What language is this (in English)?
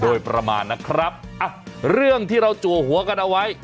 Thai